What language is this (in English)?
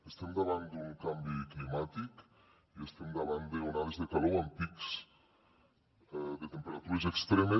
Catalan